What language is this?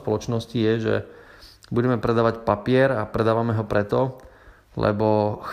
Slovak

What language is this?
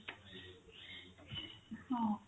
Odia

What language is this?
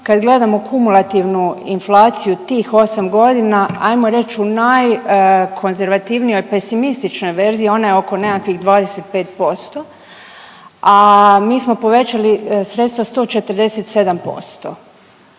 Croatian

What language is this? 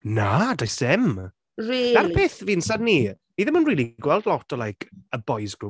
Welsh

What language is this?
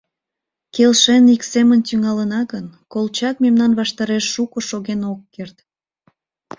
Mari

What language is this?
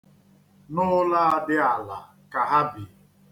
Igbo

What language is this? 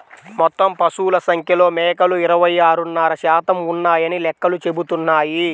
Telugu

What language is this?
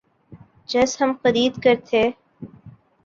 Urdu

